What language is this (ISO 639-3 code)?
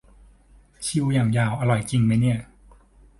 tha